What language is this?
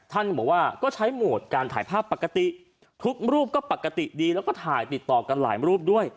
Thai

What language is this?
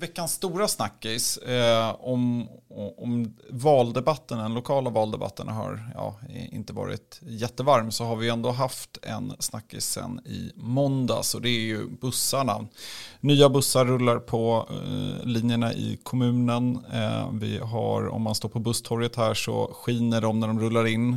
Swedish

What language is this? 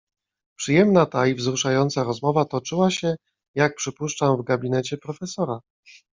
Polish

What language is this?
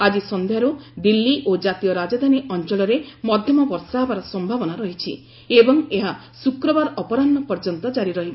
Odia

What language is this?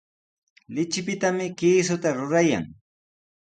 Sihuas Ancash Quechua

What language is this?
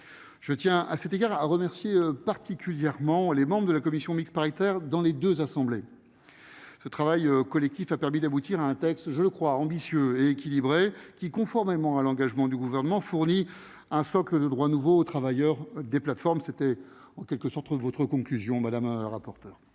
French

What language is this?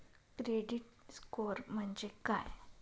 Marathi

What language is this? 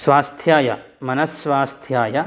Sanskrit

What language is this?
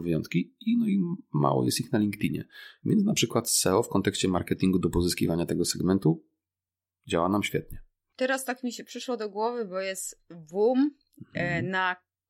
Polish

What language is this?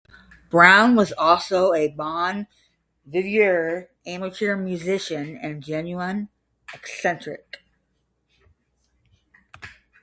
English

